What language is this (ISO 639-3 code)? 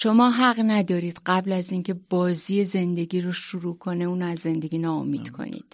fas